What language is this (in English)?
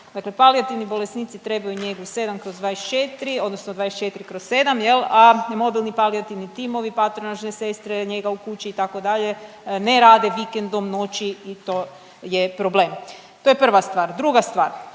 Croatian